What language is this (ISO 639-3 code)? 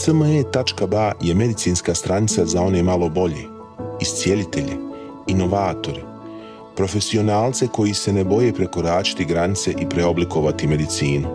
hrv